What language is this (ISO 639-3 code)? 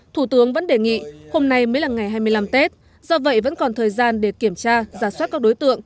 vie